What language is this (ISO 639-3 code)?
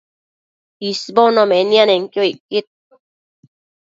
mcf